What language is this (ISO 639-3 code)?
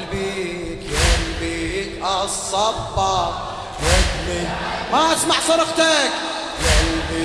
ara